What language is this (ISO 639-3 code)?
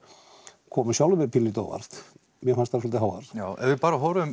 isl